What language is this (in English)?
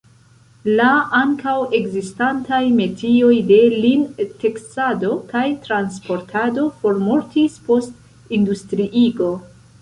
Esperanto